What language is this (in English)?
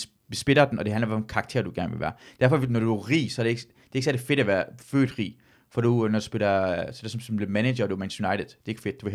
Danish